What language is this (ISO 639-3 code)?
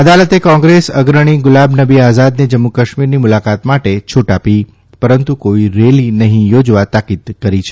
guj